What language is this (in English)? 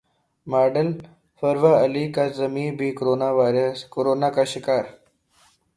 Urdu